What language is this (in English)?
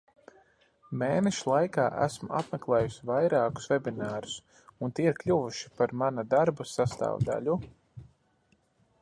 Latvian